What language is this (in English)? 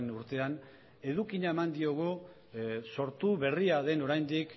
Basque